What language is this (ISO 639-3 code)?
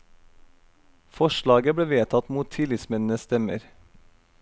nor